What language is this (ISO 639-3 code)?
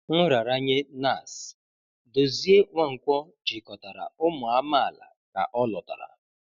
ibo